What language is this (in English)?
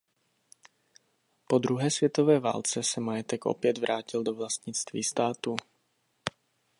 Czech